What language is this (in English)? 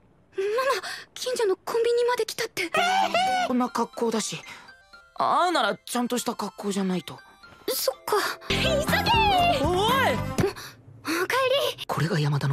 Japanese